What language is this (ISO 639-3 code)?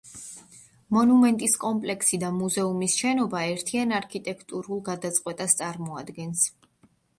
kat